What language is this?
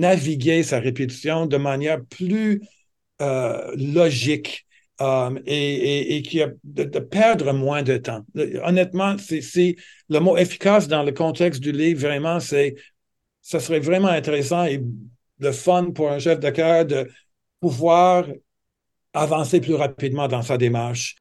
French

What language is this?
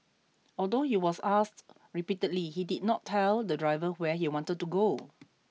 English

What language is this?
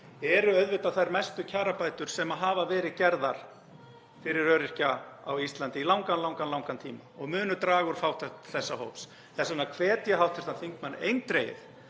Icelandic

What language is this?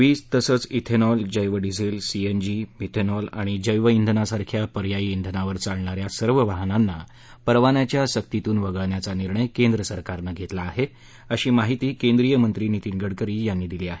Marathi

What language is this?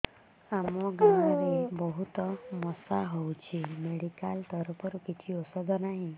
Odia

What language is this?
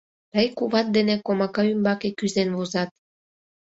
Mari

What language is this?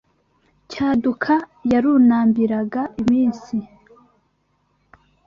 Kinyarwanda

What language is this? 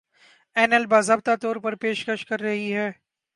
Urdu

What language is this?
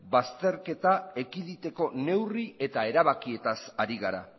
Basque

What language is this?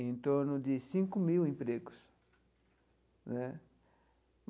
Portuguese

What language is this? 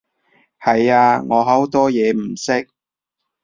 Cantonese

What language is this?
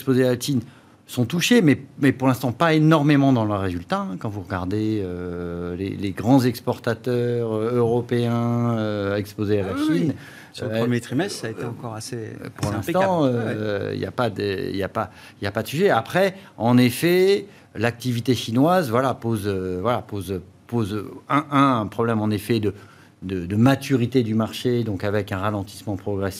French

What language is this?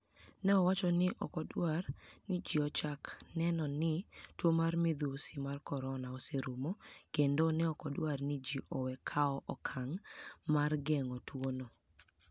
Luo (Kenya and Tanzania)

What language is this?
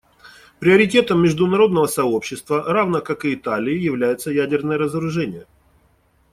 Russian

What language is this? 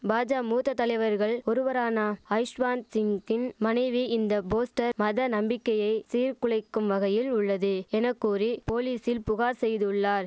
Tamil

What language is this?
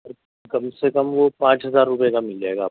Urdu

